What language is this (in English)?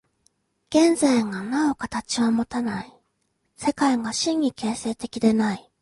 Japanese